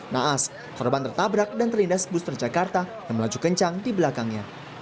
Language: Indonesian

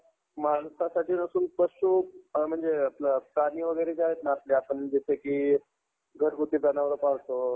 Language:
Marathi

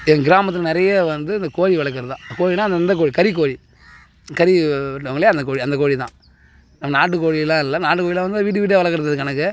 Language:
Tamil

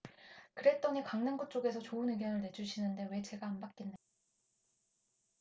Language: Korean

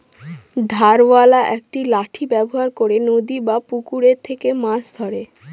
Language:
Bangla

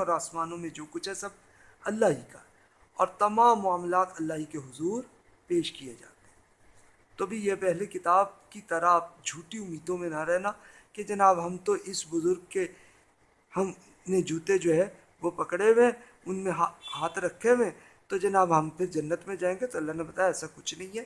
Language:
Urdu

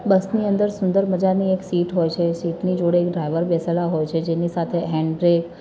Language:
Gujarati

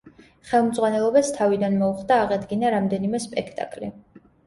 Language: Georgian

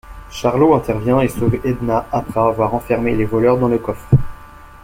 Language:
French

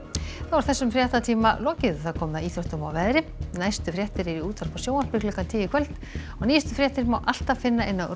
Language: Icelandic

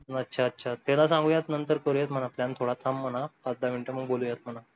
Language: Marathi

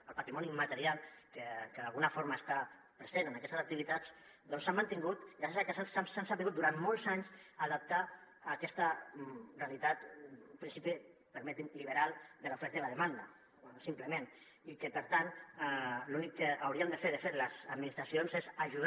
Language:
Catalan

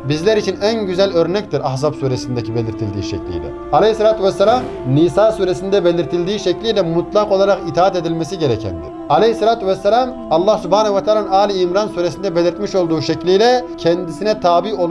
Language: Turkish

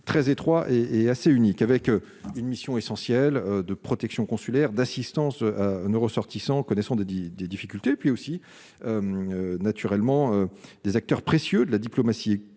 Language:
French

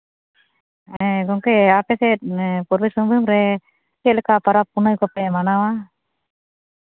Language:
Santali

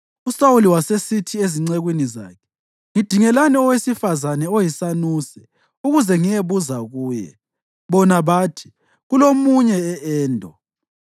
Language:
North Ndebele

